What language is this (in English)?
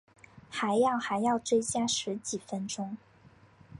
Chinese